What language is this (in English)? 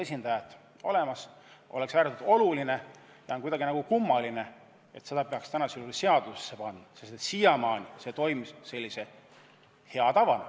Estonian